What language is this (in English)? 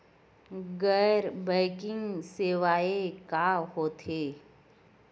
Chhattisgarhi